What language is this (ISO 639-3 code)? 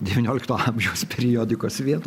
lit